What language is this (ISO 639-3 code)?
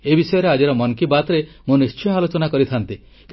ori